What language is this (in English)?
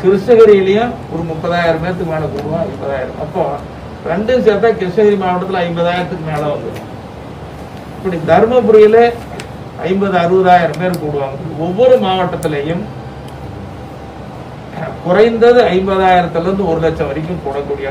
Hindi